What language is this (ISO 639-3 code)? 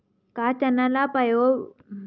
hne